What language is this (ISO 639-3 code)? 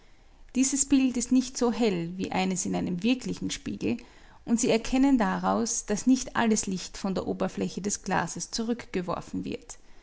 deu